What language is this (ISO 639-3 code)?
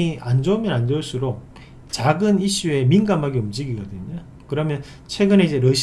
kor